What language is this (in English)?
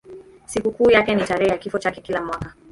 Swahili